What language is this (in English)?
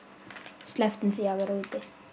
Icelandic